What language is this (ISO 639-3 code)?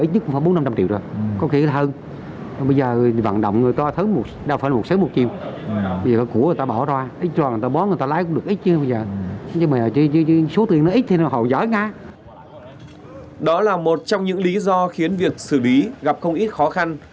vie